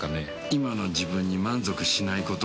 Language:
Japanese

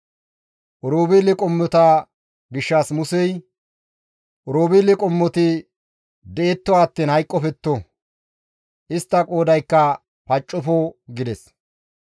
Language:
Gamo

